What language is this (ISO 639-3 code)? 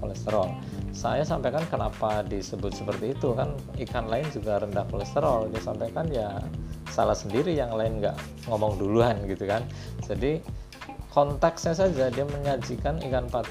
ind